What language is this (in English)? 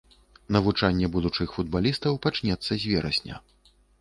Belarusian